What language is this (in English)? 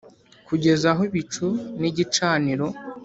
Kinyarwanda